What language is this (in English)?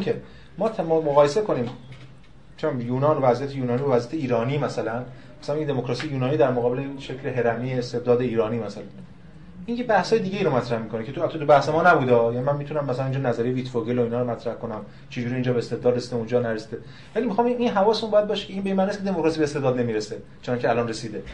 Persian